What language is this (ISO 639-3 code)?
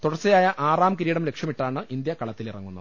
mal